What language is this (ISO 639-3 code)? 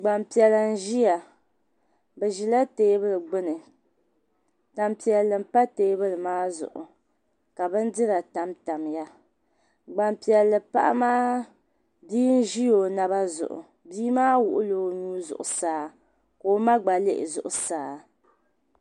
dag